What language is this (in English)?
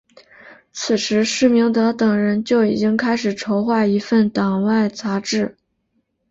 Chinese